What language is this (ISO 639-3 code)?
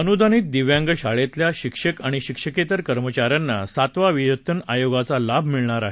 mar